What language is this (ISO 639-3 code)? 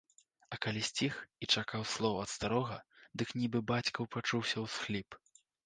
bel